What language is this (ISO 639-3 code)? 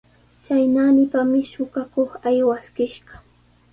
qws